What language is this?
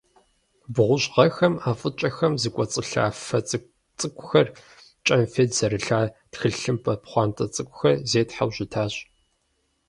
Kabardian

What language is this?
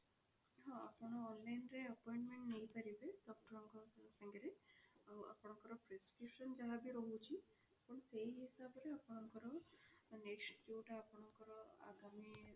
Odia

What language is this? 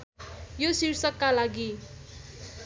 Nepali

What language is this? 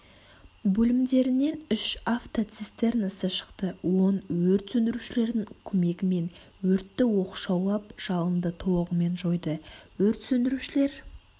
Kazakh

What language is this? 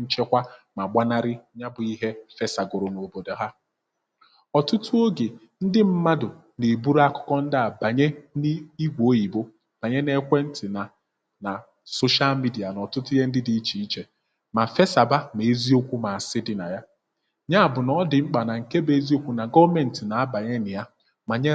Igbo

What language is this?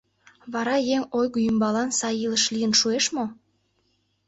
Mari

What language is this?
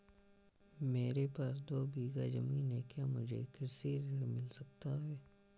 Hindi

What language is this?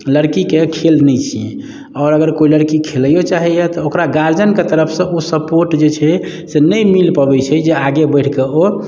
Maithili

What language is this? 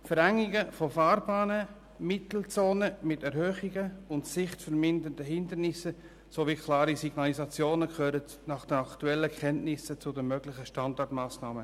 Swiss German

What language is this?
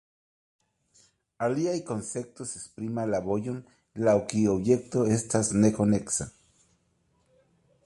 Esperanto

